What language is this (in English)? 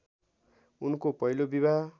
Nepali